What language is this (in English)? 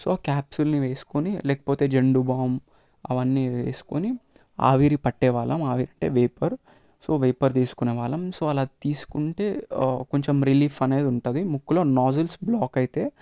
Telugu